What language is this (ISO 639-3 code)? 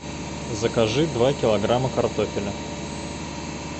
rus